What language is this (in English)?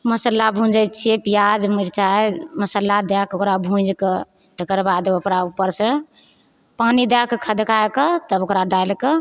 Maithili